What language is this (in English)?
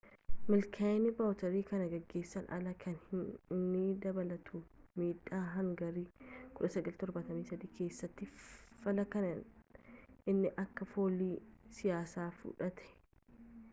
Oromo